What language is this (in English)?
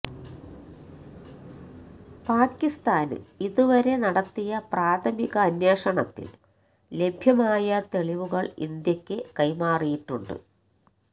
Malayalam